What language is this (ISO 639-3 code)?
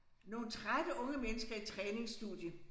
dan